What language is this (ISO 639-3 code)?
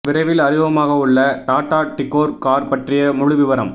tam